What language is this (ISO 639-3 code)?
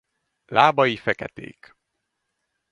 hun